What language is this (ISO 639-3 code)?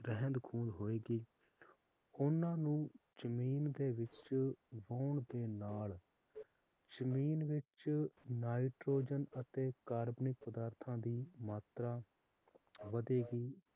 pan